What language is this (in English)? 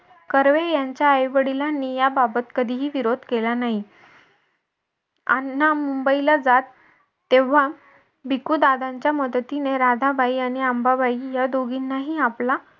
Marathi